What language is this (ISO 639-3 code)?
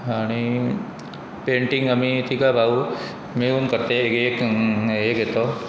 kok